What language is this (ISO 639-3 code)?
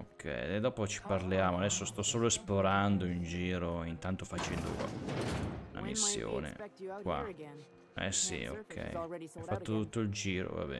ita